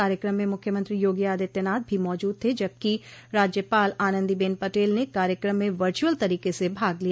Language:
Hindi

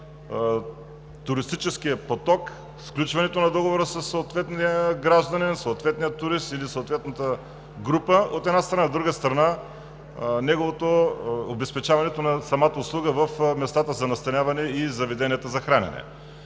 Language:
Bulgarian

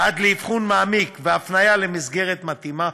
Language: Hebrew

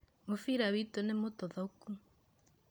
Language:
Kikuyu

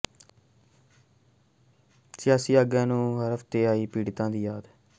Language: Punjabi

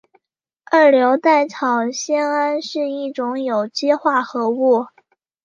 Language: Chinese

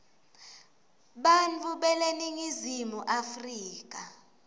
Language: Swati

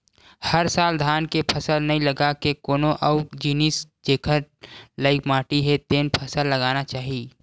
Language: Chhattisgarhi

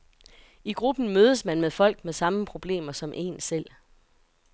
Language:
Danish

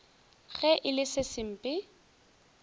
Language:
Northern Sotho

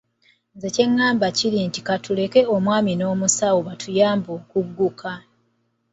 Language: Ganda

